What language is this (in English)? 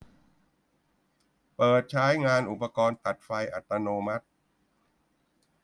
Thai